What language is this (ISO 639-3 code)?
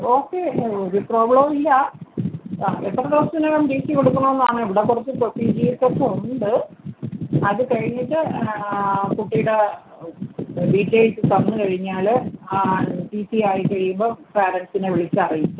mal